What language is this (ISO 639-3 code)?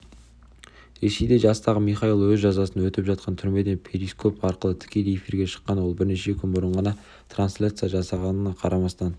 kaz